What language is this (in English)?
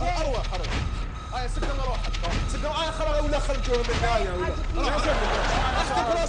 Arabic